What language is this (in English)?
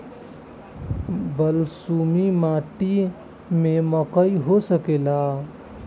Bhojpuri